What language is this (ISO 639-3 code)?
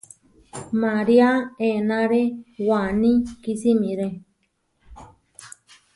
var